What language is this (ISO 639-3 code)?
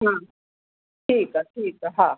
snd